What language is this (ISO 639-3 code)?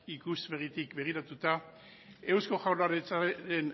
eus